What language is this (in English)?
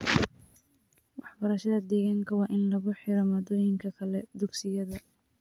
Somali